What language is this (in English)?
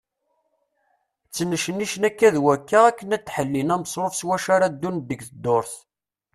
Kabyle